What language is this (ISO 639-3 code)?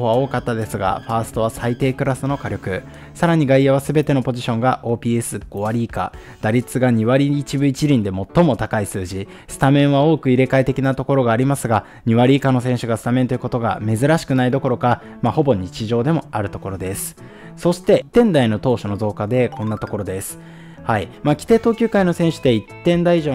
jpn